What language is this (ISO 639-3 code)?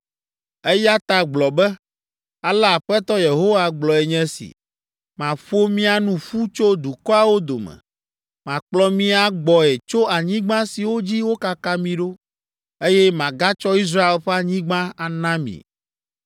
ewe